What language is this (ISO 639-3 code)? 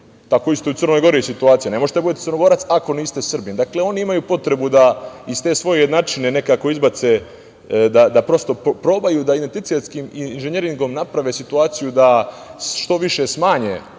srp